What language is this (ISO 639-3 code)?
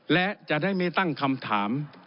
tha